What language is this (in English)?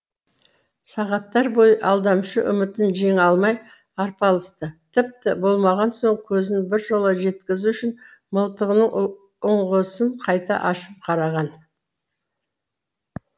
Kazakh